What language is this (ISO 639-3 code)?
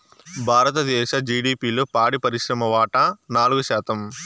tel